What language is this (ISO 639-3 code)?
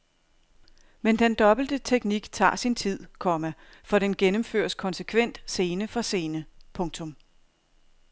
dan